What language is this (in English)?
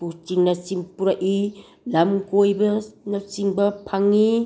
Manipuri